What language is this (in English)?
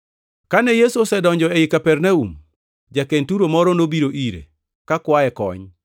Luo (Kenya and Tanzania)